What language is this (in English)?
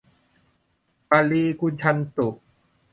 Thai